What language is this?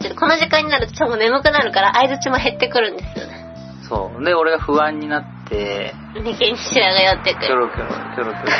Japanese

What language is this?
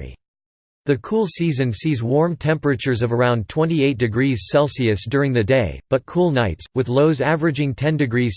English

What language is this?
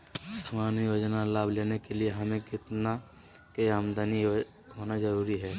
Magahi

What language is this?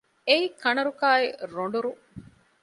Divehi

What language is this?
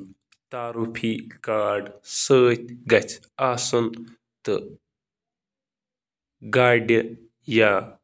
Kashmiri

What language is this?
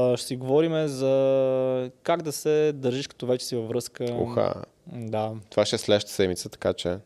Bulgarian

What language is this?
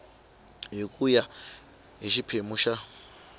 Tsonga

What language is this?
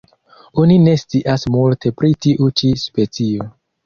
Esperanto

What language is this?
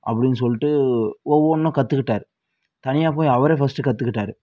Tamil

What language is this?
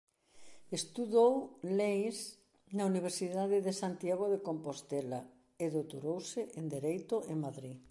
Galician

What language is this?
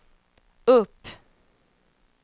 Swedish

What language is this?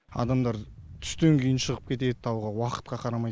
Kazakh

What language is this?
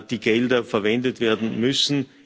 German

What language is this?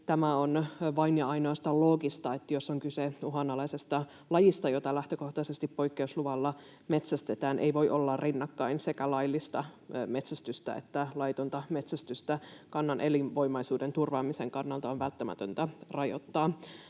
Finnish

